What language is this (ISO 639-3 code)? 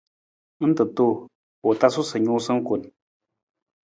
nmz